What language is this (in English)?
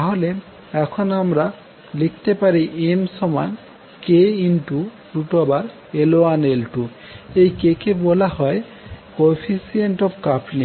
Bangla